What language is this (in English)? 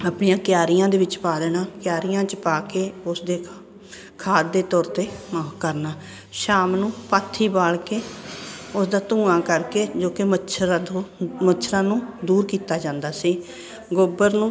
Punjabi